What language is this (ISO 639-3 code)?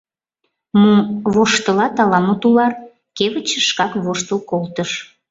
chm